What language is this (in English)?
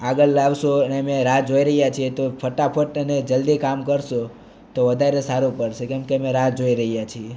Gujarati